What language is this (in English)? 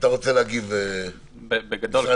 Hebrew